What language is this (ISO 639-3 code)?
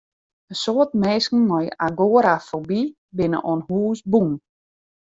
fry